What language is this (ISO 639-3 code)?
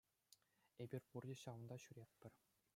chv